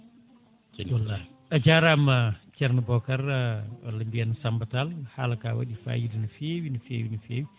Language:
Fula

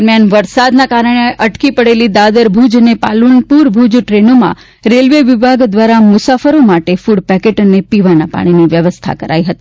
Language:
Gujarati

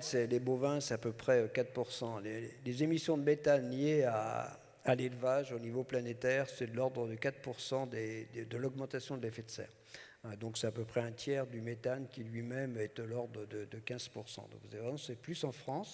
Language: French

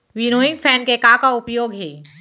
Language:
Chhattisgarhi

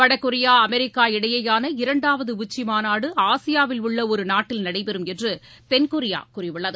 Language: Tamil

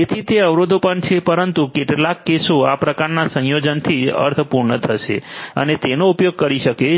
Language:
Gujarati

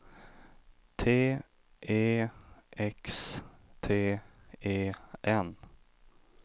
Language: Swedish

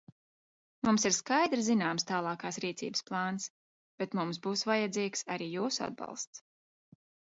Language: Latvian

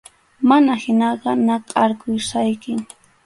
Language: Arequipa-La Unión Quechua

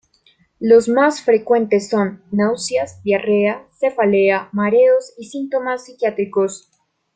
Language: Spanish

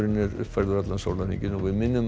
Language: Icelandic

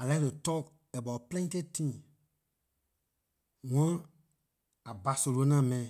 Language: Liberian English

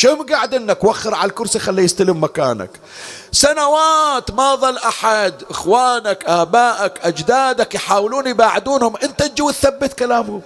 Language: Arabic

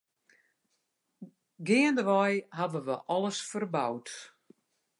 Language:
Western Frisian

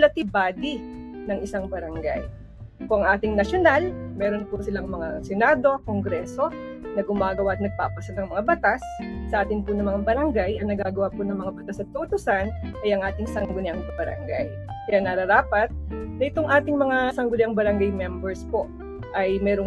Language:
Filipino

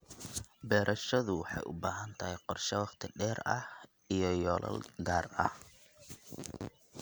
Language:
Somali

